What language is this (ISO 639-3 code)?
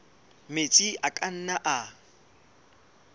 sot